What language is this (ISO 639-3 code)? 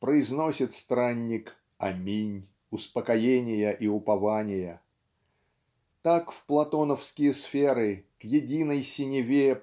rus